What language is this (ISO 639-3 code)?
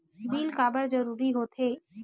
hne